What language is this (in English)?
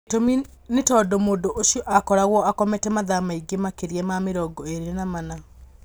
Kikuyu